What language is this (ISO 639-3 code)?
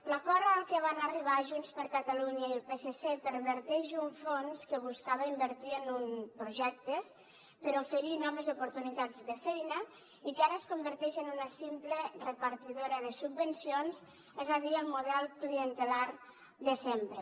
cat